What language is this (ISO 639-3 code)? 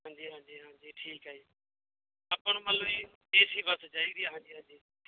pan